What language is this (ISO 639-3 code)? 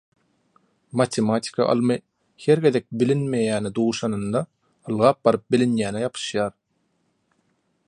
tuk